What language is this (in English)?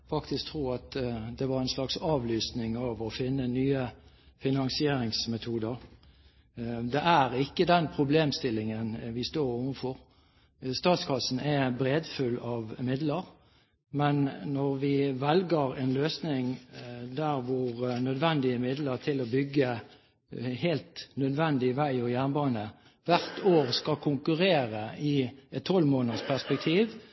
Norwegian Bokmål